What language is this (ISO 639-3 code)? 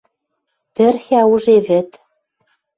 mrj